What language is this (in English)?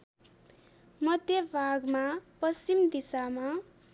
Nepali